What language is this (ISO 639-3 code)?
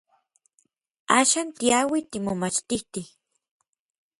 nlv